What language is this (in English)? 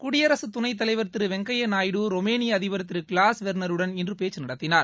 Tamil